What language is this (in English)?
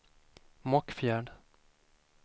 Swedish